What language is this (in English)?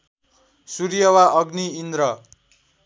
Nepali